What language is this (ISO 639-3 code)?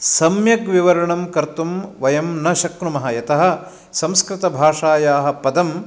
san